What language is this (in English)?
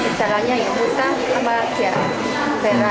Indonesian